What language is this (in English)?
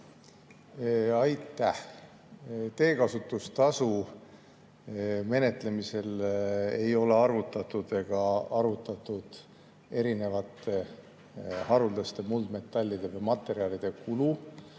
Estonian